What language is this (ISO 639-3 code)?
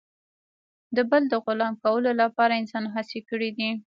pus